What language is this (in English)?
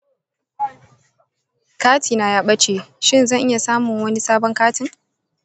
Hausa